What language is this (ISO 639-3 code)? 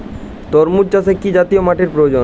ben